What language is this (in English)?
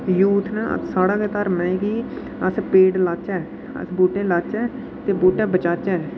Dogri